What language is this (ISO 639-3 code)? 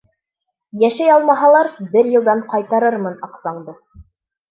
bak